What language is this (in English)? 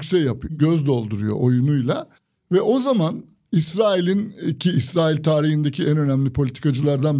Turkish